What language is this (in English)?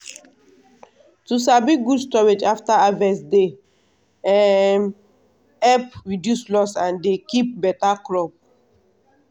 Nigerian Pidgin